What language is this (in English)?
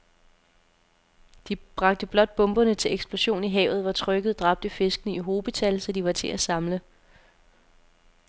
Danish